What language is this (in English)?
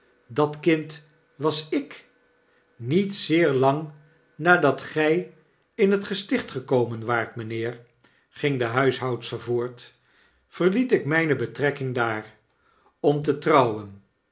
Dutch